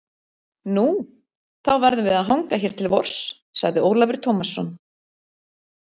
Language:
Icelandic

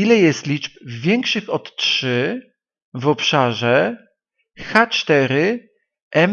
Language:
Polish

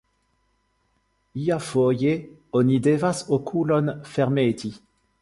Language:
Esperanto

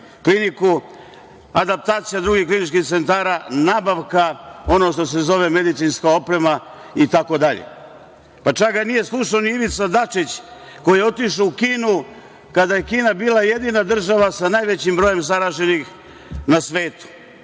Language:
Serbian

